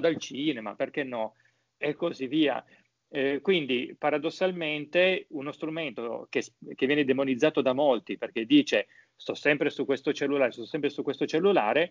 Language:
Italian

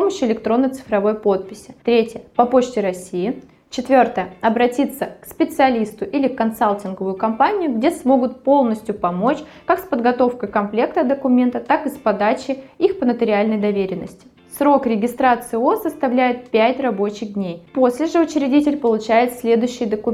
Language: Russian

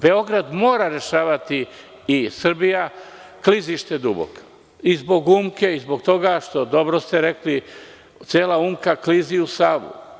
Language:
Serbian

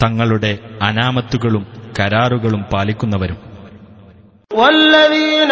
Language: Malayalam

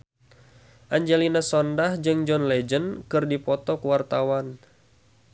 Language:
Sundanese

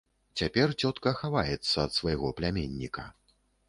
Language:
Belarusian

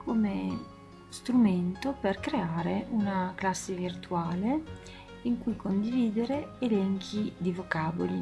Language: Italian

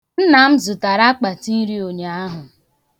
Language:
Igbo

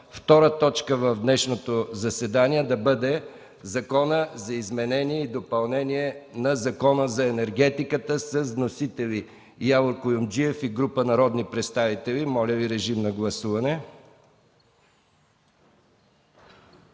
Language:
Bulgarian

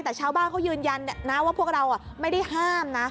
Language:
Thai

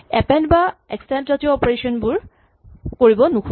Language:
Assamese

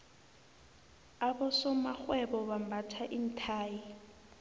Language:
South Ndebele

